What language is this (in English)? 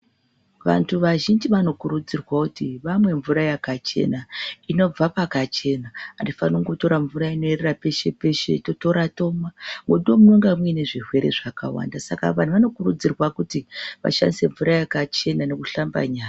Ndau